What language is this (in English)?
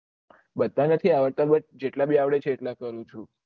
Gujarati